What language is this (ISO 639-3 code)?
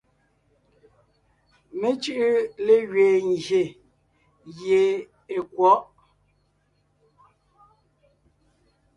nnh